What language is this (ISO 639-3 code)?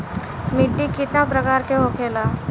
bho